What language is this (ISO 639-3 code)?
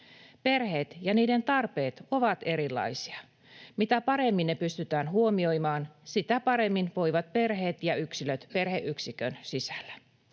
fin